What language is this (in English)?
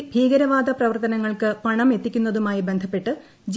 Malayalam